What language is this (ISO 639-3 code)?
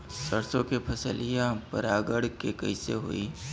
bho